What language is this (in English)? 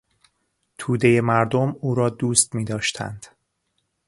Persian